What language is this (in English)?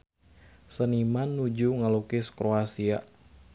Sundanese